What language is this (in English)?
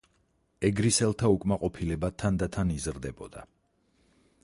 Georgian